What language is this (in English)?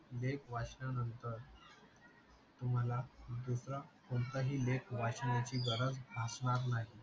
Marathi